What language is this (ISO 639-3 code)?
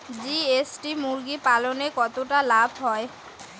ben